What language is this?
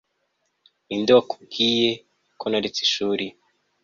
Kinyarwanda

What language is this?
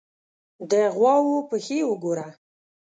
Pashto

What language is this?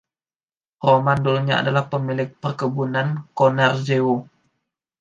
Indonesian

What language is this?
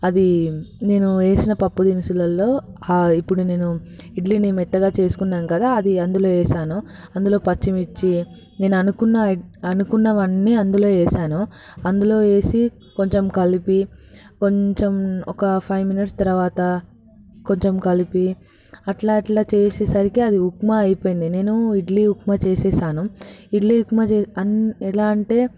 Telugu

